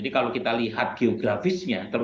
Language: Indonesian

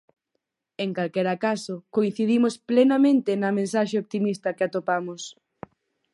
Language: Galician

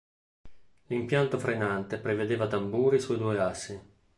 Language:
Italian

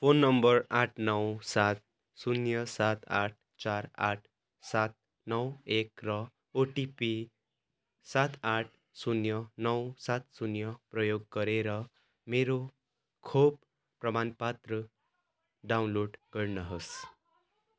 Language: Nepali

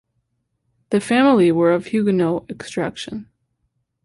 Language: English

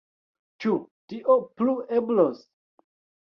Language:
Esperanto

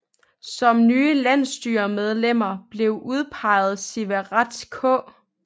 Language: Danish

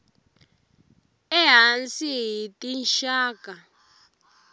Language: Tsonga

